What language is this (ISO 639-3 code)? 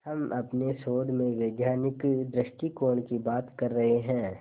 hin